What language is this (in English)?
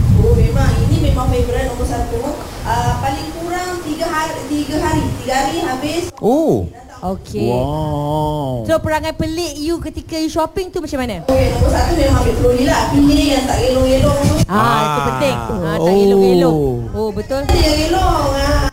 Malay